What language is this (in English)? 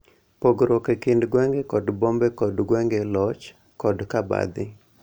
Luo (Kenya and Tanzania)